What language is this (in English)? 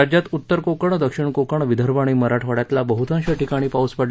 Marathi